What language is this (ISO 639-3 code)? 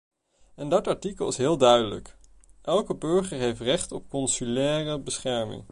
nld